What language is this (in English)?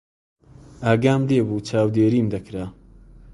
Central Kurdish